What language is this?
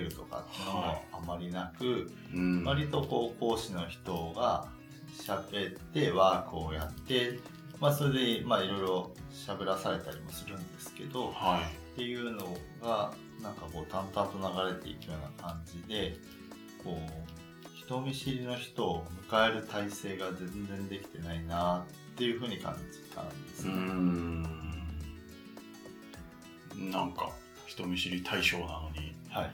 Japanese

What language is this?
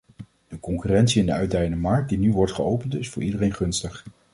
Dutch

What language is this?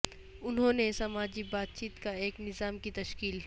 Urdu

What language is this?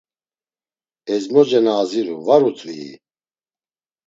Laz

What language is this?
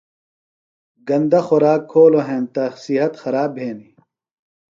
Phalura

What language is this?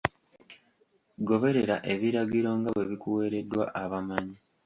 Ganda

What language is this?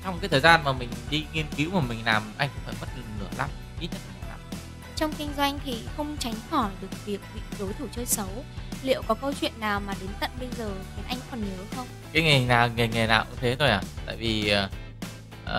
Vietnamese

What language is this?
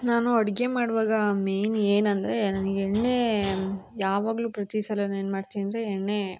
Kannada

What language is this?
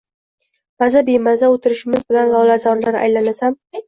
Uzbek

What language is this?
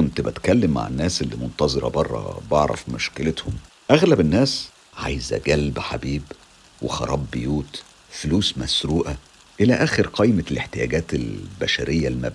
Arabic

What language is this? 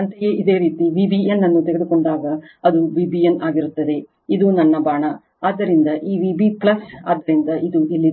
Kannada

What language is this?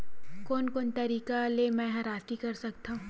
Chhattisgarhi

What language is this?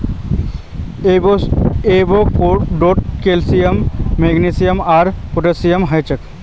Magahi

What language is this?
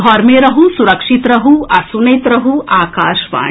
Maithili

